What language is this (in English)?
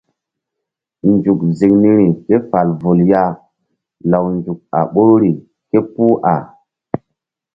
Mbum